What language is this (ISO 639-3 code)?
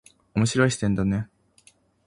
jpn